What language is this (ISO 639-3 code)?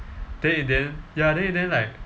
eng